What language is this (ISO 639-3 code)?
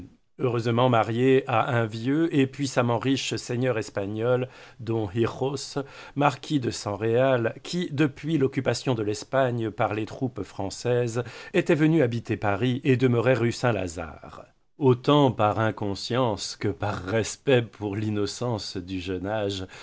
fra